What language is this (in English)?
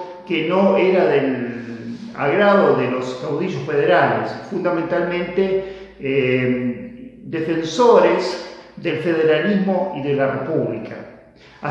Spanish